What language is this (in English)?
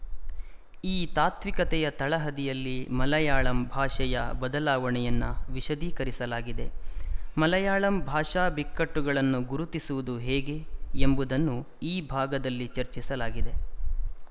Kannada